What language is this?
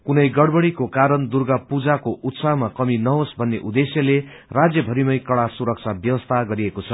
Nepali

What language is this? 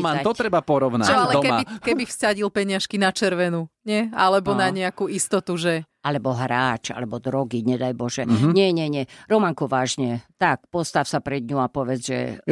Slovak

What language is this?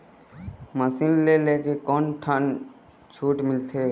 Chhattisgarhi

